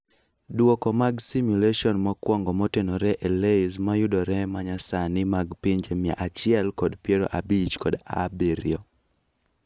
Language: Luo (Kenya and Tanzania)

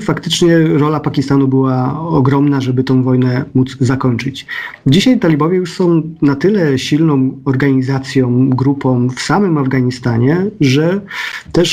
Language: Polish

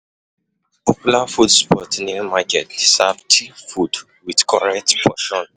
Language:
Nigerian Pidgin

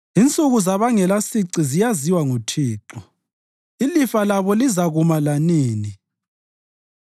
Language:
North Ndebele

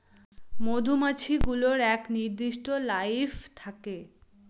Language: Bangla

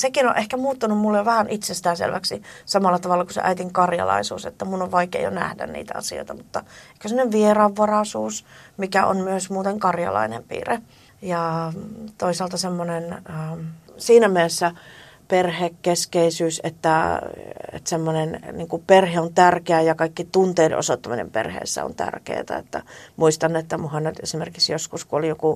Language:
Finnish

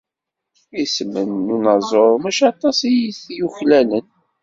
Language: Kabyle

